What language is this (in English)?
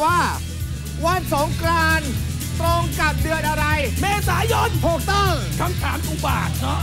Thai